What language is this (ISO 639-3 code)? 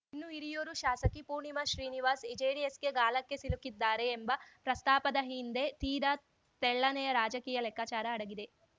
kan